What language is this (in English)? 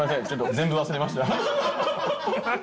Japanese